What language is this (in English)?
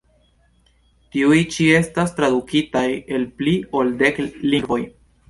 Esperanto